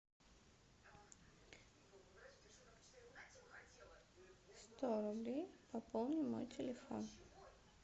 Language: Russian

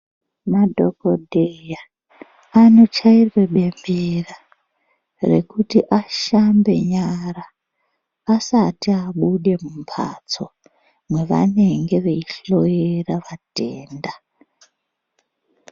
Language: Ndau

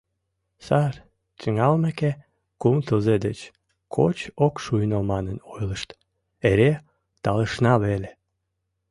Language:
Mari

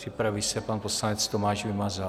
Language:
Czech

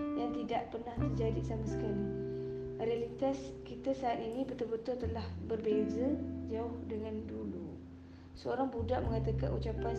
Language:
Malay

